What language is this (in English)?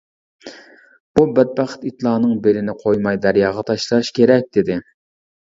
Uyghur